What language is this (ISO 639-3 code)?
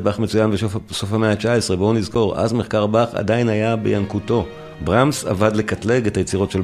heb